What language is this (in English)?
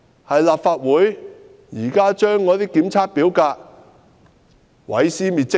Cantonese